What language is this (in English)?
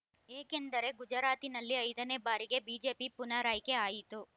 Kannada